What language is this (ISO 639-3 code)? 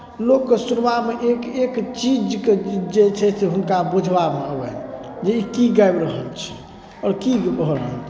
mai